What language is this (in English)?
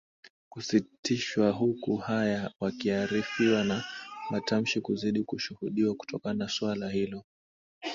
Swahili